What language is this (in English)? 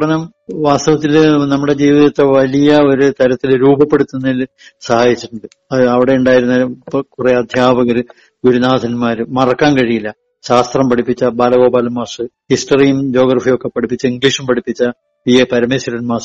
Malayalam